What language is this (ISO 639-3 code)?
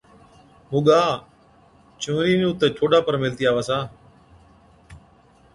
odk